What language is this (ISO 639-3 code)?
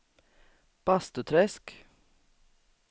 swe